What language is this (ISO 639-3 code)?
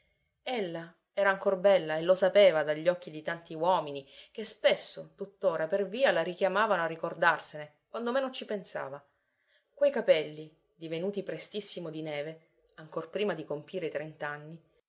ita